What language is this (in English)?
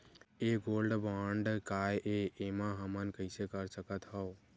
Chhattisgarhi